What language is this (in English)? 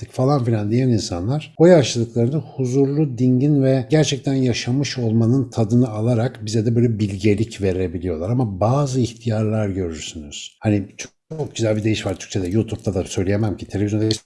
Turkish